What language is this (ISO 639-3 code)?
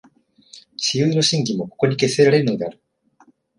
jpn